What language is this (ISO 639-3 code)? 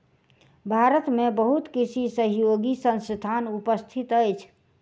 mai